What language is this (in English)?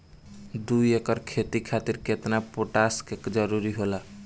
Bhojpuri